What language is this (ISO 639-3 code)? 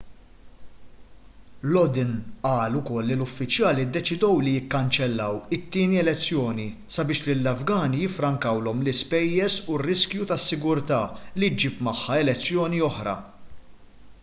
mlt